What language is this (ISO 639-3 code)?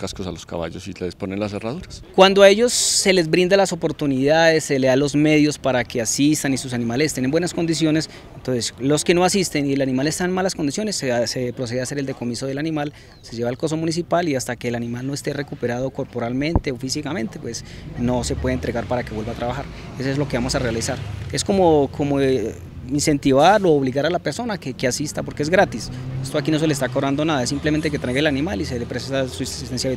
spa